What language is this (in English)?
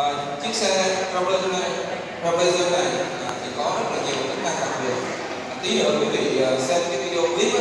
Vietnamese